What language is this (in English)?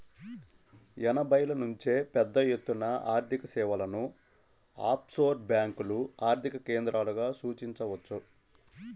Telugu